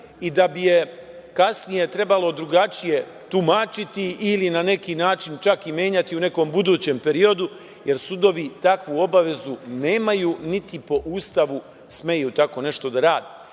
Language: Serbian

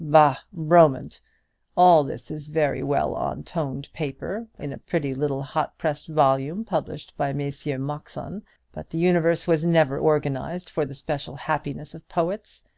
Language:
English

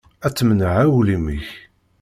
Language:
Kabyle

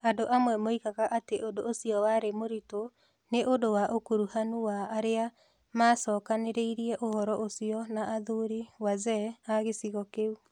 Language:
Kikuyu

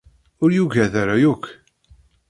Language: Kabyle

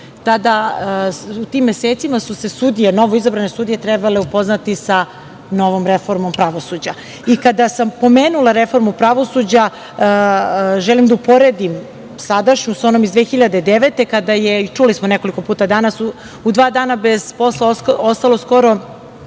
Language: Serbian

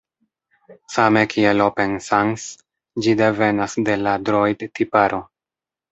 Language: Esperanto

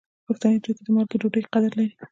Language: Pashto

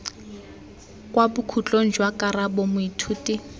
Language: Tswana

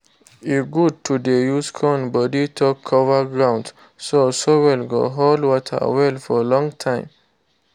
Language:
Nigerian Pidgin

